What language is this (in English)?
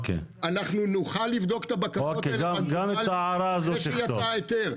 Hebrew